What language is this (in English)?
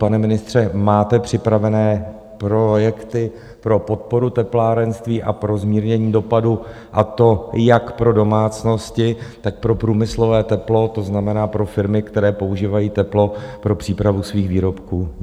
Czech